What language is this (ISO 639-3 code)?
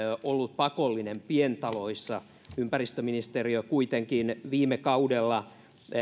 fin